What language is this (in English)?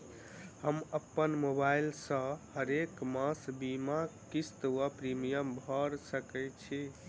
Maithili